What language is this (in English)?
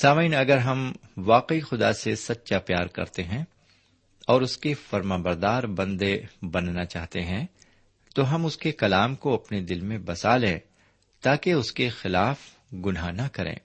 Urdu